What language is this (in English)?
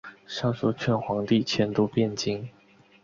Chinese